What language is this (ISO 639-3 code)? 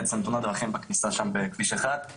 heb